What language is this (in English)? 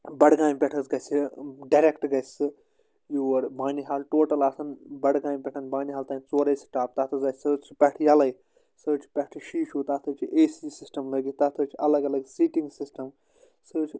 Kashmiri